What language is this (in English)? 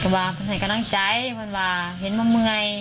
Thai